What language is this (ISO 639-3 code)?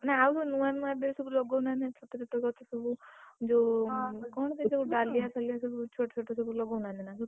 ori